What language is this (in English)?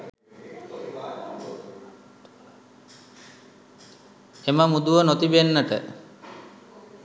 Sinhala